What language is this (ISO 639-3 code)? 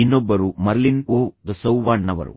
kan